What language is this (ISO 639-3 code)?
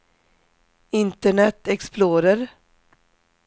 swe